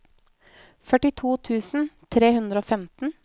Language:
Norwegian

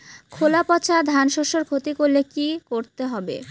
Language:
Bangla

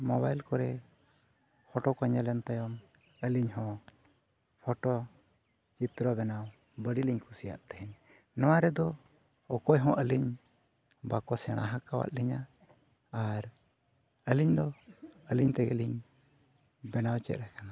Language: Santali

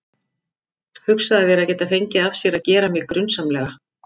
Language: Icelandic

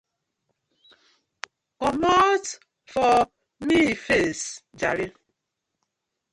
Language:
Nigerian Pidgin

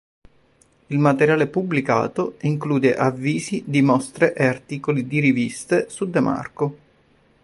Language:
Italian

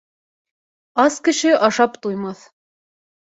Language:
Bashkir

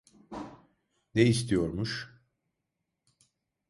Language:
Turkish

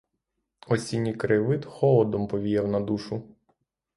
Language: Ukrainian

